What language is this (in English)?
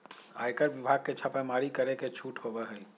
Magahi